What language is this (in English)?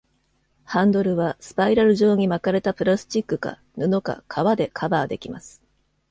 Japanese